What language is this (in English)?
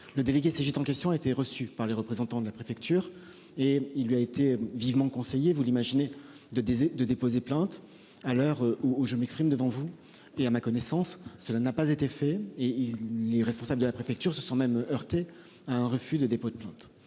French